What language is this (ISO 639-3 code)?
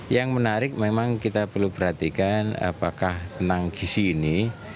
ind